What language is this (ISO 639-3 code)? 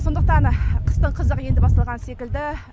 kaz